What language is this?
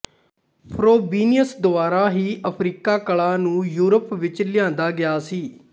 Punjabi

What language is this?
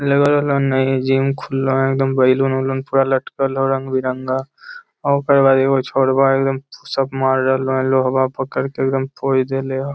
Magahi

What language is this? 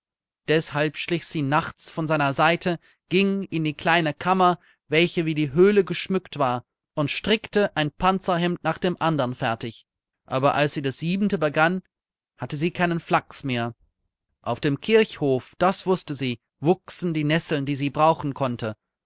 German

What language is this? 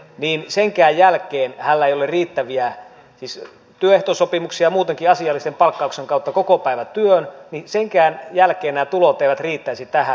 Finnish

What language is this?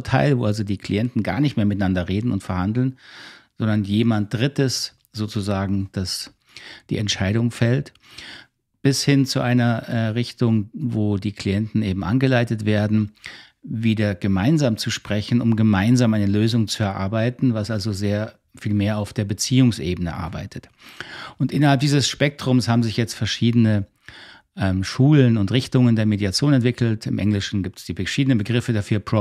German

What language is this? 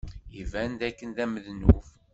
Kabyle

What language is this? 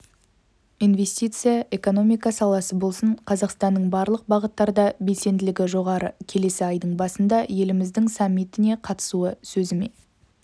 Kazakh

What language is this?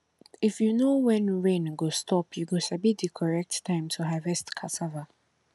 Nigerian Pidgin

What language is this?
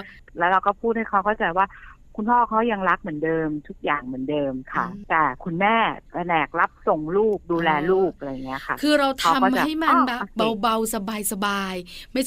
Thai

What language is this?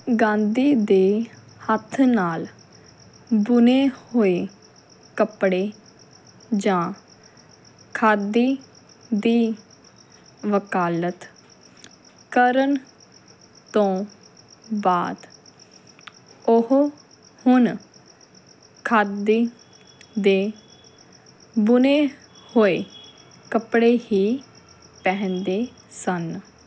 Punjabi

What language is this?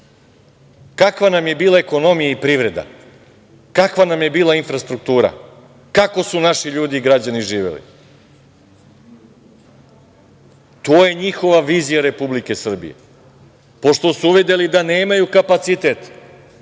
Serbian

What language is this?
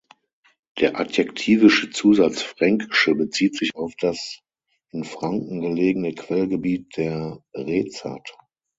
German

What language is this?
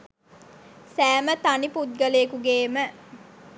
Sinhala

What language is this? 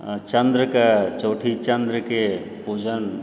Maithili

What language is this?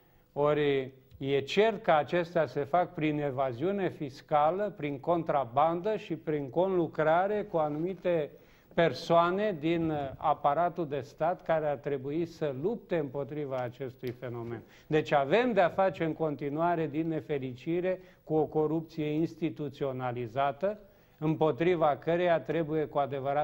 Romanian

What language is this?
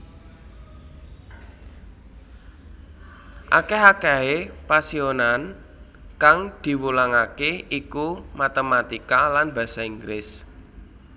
Javanese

